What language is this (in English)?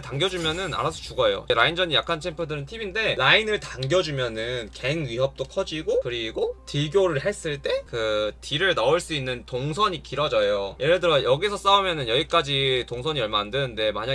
Korean